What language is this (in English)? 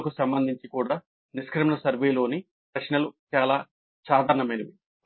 Telugu